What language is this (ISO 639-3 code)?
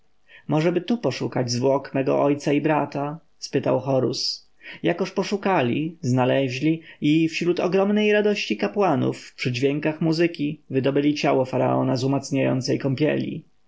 pol